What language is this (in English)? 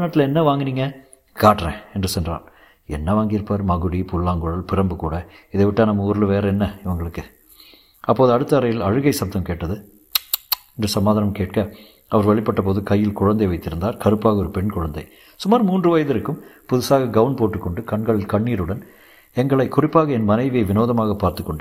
Tamil